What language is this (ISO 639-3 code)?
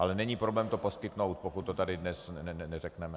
ces